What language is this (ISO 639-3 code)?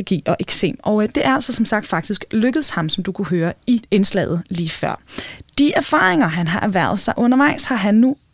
dan